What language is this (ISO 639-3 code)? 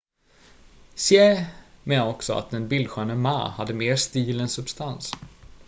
swe